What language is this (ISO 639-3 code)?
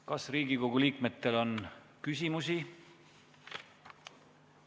est